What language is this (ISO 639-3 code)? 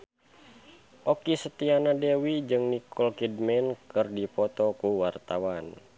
sun